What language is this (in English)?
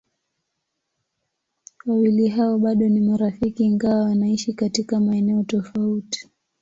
Swahili